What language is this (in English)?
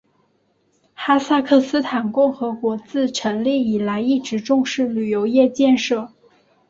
Chinese